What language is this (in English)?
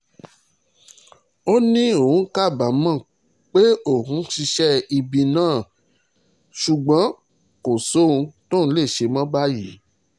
Yoruba